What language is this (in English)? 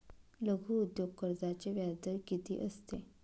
Marathi